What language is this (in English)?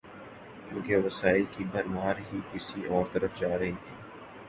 Urdu